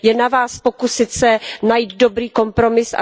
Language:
Czech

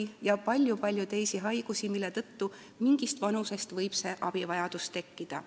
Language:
Estonian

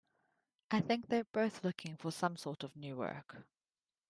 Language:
English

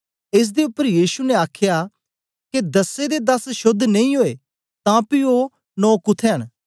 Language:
Dogri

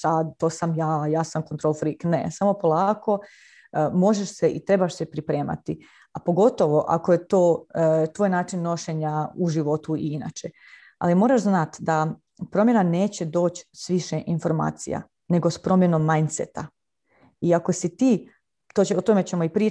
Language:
Croatian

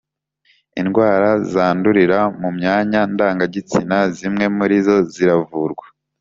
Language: Kinyarwanda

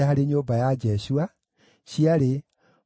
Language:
Kikuyu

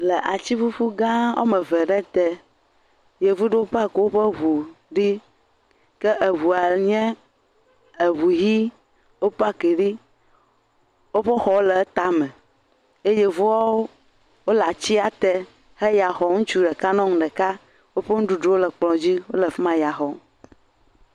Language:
Ewe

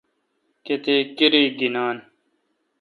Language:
Kalkoti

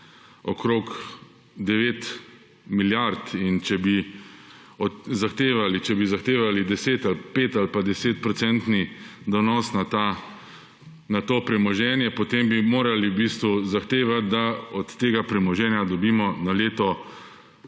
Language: Slovenian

